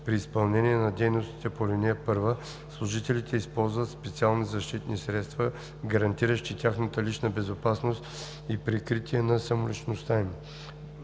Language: Bulgarian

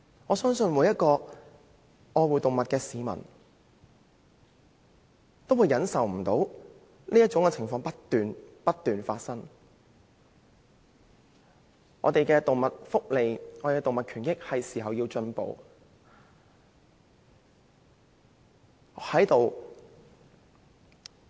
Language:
Cantonese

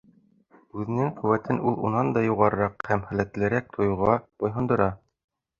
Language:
Bashkir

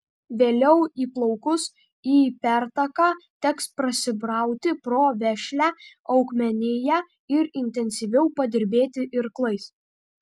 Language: Lithuanian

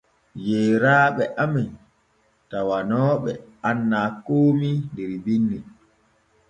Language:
Borgu Fulfulde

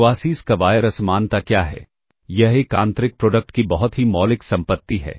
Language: Hindi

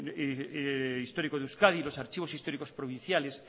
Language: Spanish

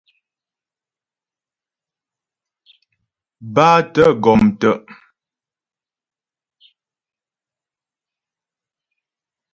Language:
Ghomala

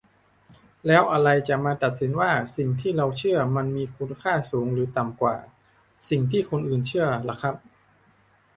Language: Thai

